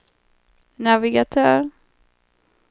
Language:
Swedish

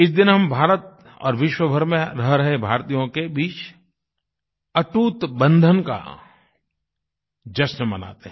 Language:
Hindi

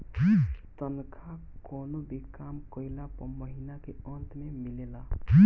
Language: Bhojpuri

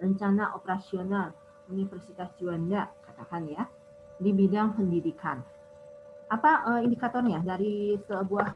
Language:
Indonesian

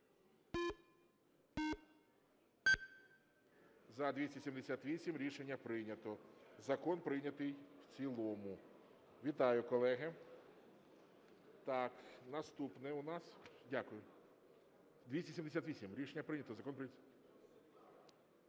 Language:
Ukrainian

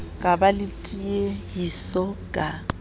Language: Southern Sotho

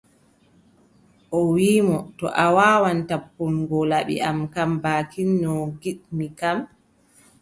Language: Adamawa Fulfulde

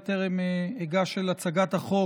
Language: Hebrew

